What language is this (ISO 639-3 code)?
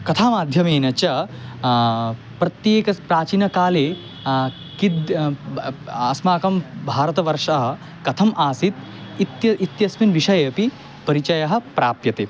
san